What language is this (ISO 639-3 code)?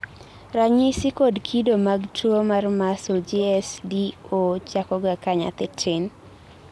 luo